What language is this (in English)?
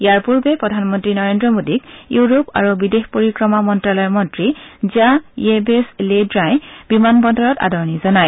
Assamese